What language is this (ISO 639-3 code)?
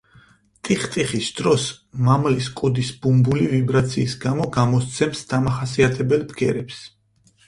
kat